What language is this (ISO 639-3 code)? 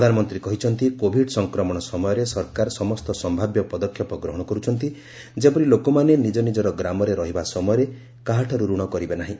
ori